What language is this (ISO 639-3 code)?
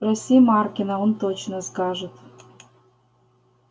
rus